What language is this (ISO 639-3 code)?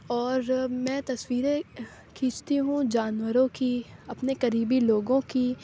urd